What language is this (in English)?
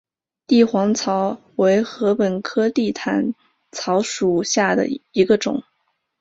Chinese